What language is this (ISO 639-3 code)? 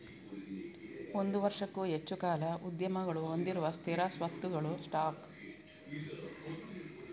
kan